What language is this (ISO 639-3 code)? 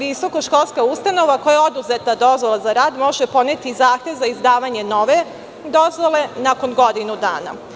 srp